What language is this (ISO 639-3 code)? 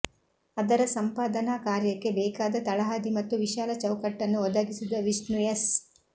kan